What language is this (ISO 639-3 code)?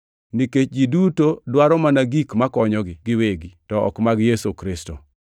luo